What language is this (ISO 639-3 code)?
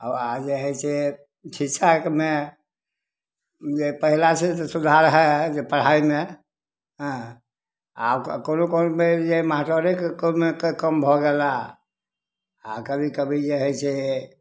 mai